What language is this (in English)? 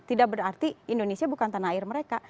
Indonesian